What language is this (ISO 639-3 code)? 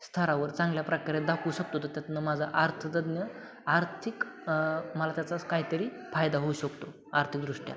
mar